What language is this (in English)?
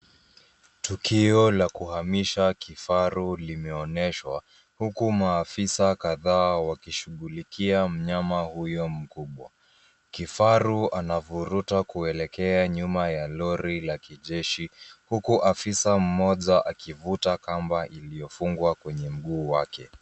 Swahili